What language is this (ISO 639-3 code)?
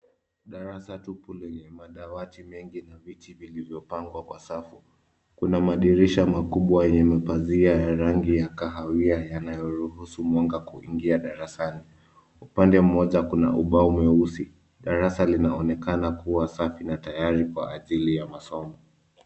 swa